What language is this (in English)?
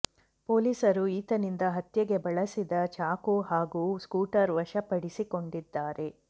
Kannada